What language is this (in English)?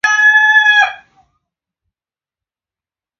Swahili